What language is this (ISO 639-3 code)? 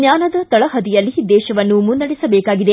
kan